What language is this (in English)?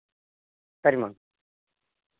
Telugu